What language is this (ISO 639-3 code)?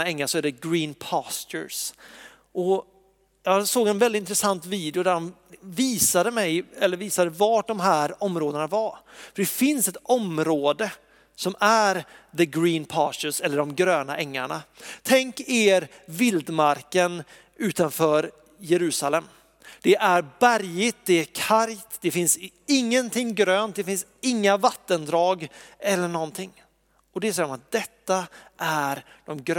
swe